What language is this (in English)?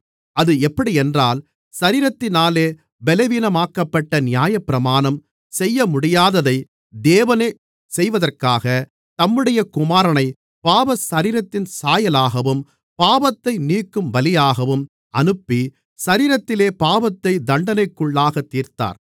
Tamil